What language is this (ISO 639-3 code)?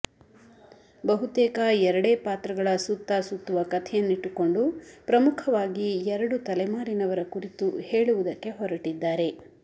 kan